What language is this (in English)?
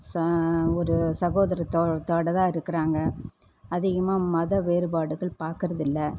Tamil